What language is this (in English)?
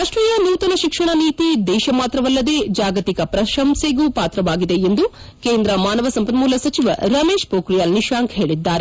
Kannada